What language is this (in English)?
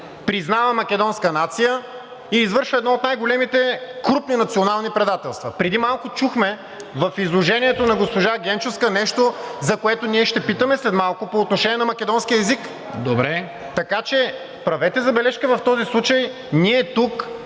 Bulgarian